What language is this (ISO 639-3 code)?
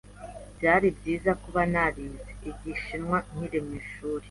kin